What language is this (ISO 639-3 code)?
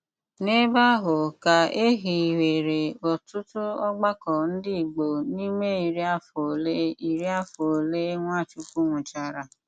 ibo